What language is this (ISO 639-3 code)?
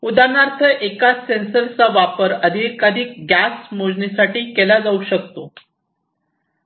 mar